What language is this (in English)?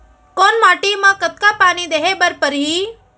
Chhattisgarhi